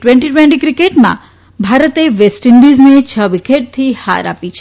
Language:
Gujarati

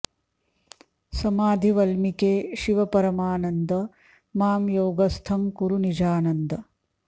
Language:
Sanskrit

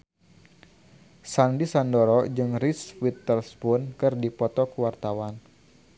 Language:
Sundanese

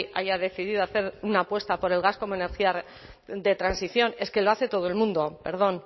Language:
Spanish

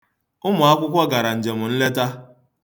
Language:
Igbo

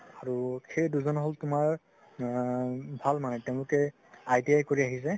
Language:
Assamese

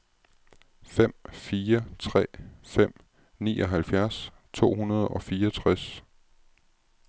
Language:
Danish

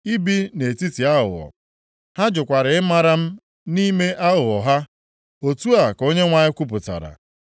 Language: Igbo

